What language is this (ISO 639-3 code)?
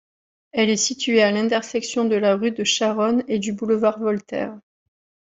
fra